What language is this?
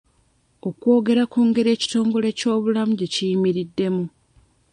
Ganda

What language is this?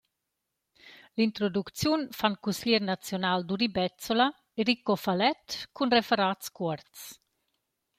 Romansh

